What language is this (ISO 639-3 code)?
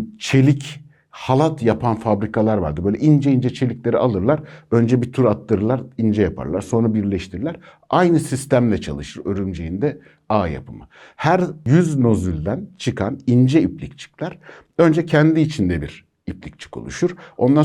tur